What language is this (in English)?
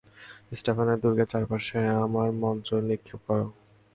Bangla